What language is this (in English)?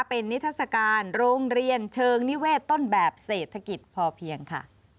Thai